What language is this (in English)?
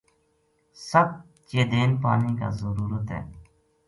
Gujari